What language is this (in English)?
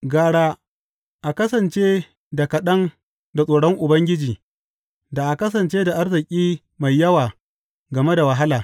Hausa